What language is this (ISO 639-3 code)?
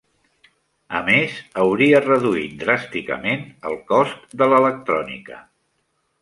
cat